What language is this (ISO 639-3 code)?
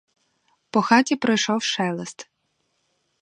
ukr